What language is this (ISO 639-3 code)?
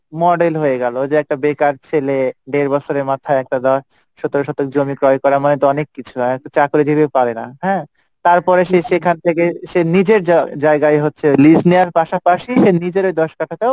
ben